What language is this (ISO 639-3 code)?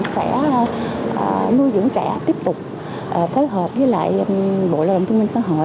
vie